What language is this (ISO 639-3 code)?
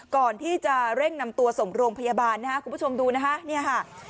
tha